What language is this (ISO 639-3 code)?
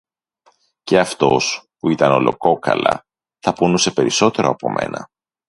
ell